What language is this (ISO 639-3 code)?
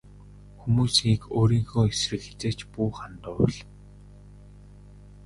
mon